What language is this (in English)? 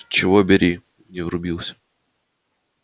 Russian